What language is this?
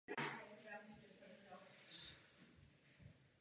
Czech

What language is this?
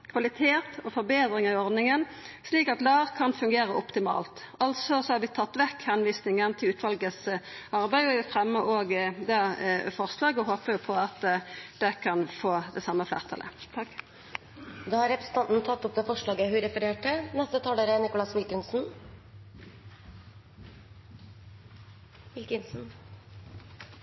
Norwegian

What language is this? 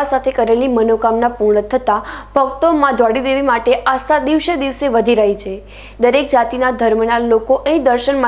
Hindi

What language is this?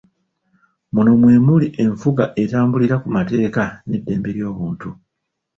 Ganda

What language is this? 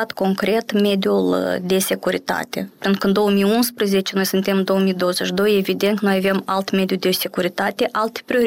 Romanian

